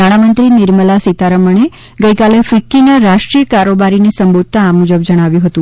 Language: Gujarati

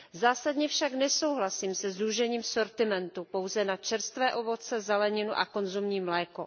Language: Czech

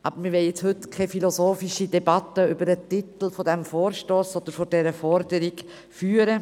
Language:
Swiss German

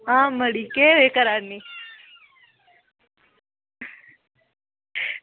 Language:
Dogri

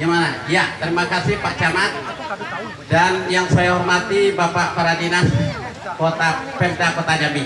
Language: Indonesian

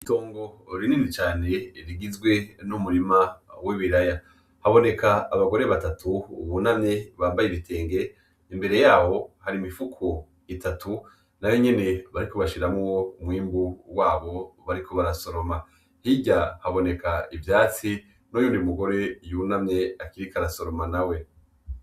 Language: Rundi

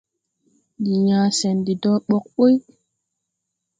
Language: Tupuri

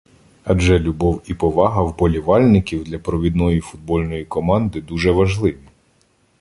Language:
Ukrainian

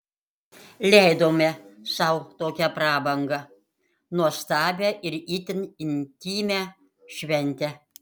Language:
Lithuanian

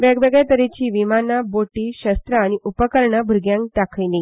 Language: Konkani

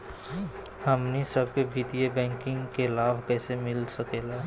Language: Magahi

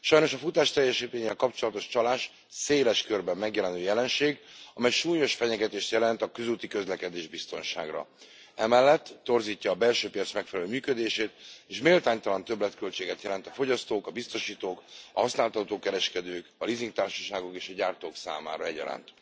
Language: Hungarian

